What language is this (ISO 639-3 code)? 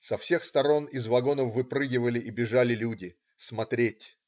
rus